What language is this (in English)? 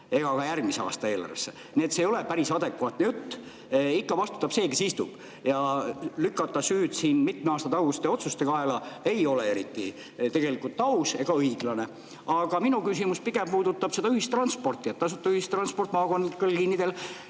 Estonian